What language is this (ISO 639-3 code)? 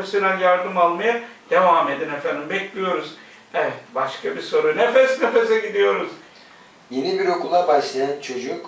tur